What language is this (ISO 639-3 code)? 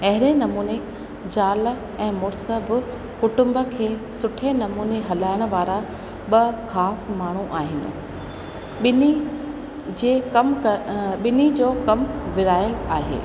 snd